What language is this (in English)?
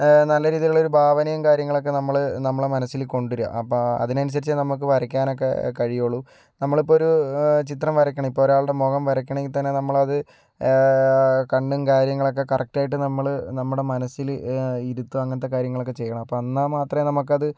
Malayalam